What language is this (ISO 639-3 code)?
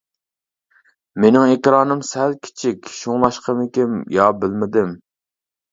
uig